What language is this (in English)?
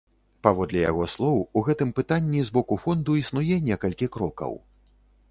Belarusian